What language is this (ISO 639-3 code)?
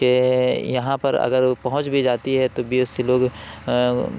urd